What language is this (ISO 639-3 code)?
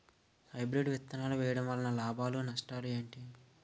tel